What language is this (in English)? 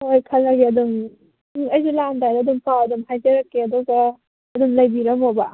Manipuri